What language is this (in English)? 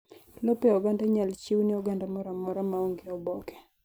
Luo (Kenya and Tanzania)